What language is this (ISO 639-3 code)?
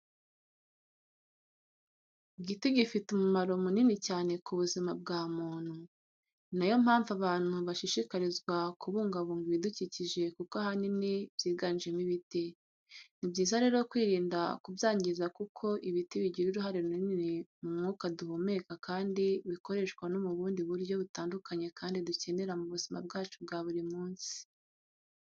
kin